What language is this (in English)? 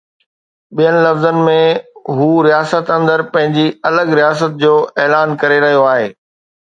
Sindhi